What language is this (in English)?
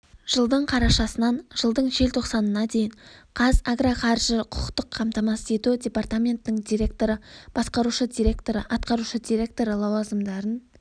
Kazakh